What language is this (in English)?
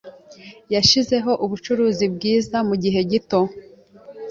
Kinyarwanda